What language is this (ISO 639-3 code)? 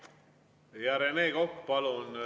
est